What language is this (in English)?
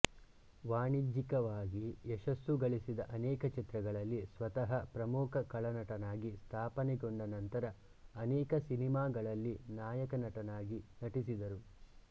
Kannada